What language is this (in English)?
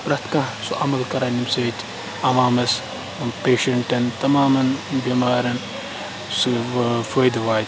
Kashmiri